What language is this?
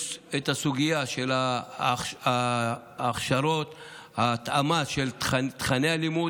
Hebrew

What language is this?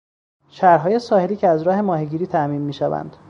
Persian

